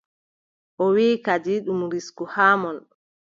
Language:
Adamawa Fulfulde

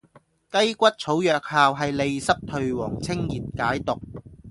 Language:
Cantonese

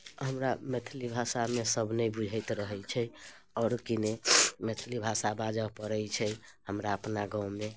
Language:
Maithili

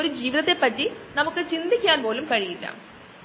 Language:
Malayalam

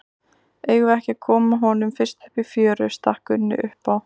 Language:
Icelandic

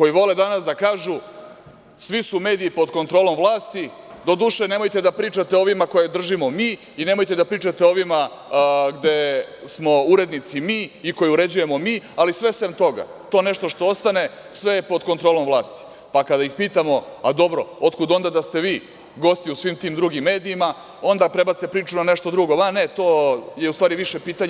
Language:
Serbian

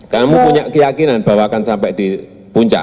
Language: Indonesian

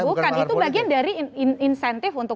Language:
Indonesian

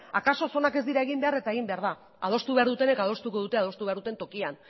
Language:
Basque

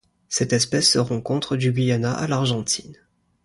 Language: French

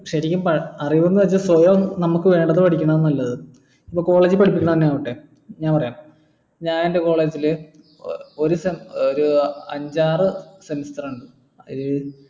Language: Malayalam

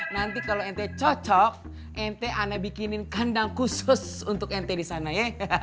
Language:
Indonesian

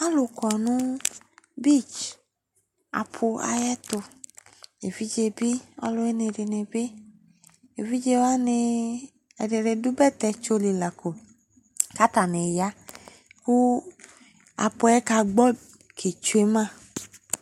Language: Ikposo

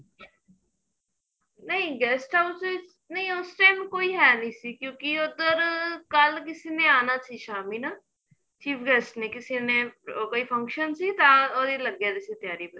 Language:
Punjabi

